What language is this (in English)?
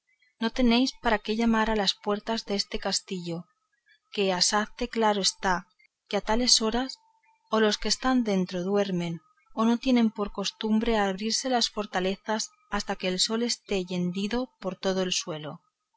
Spanish